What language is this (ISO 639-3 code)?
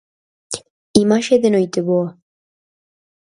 glg